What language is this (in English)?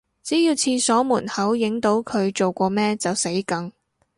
Cantonese